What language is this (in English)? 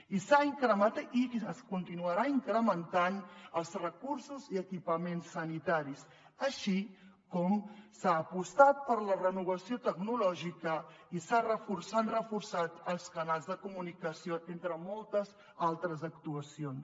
Catalan